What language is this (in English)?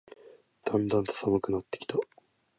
Japanese